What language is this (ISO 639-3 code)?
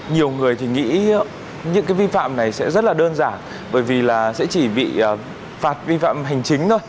vie